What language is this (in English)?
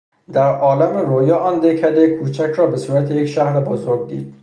Persian